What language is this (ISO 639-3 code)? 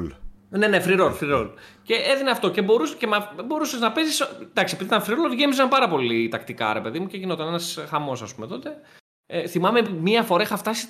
ell